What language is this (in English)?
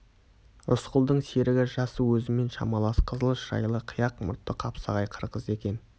Kazakh